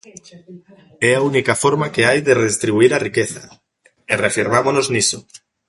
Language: Galician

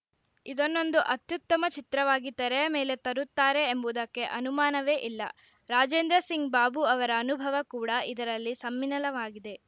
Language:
Kannada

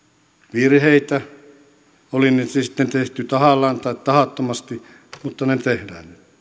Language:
Finnish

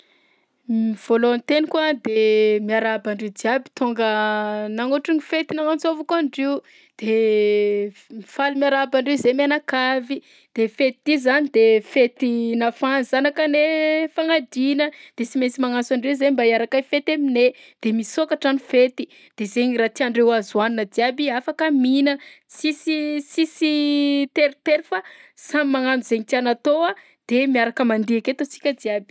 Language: Southern Betsimisaraka Malagasy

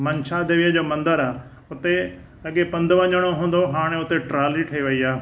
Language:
Sindhi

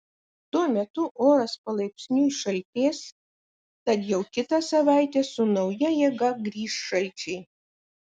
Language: Lithuanian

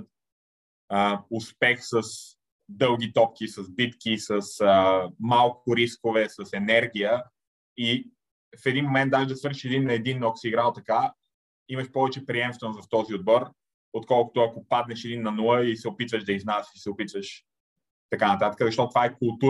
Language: Bulgarian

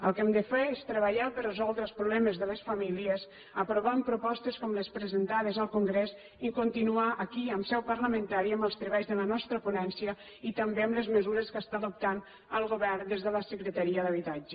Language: Catalan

